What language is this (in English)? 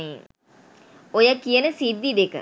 Sinhala